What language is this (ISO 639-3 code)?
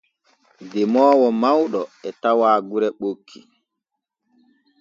fue